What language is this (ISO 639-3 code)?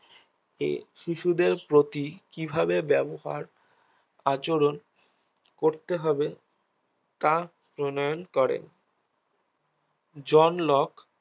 ben